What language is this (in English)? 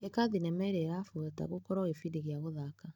Kikuyu